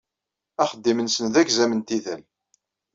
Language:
Kabyle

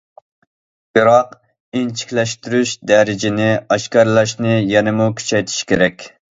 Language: Uyghur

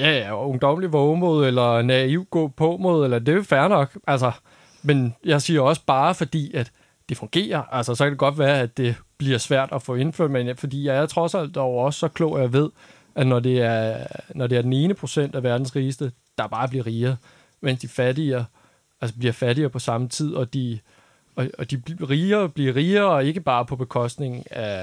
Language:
Danish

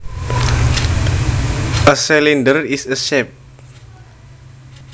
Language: Javanese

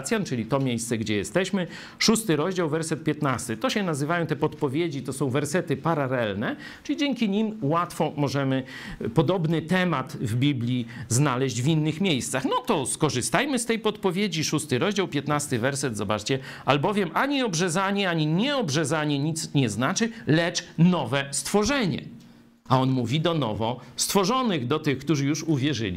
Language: Polish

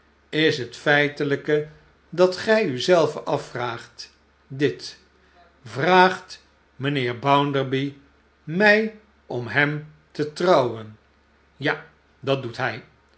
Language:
Dutch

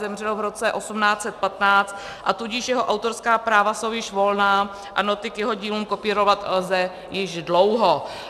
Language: Czech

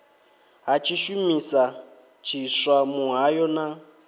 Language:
Venda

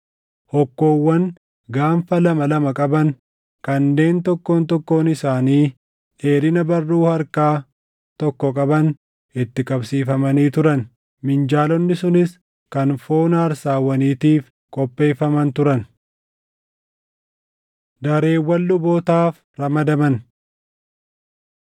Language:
Oromo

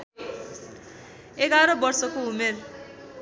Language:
Nepali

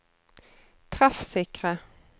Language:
Norwegian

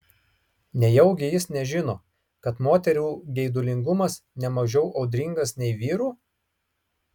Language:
Lithuanian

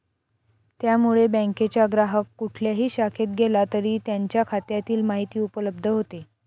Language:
Marathi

